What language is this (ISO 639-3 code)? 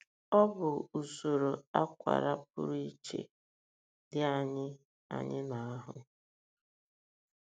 ibo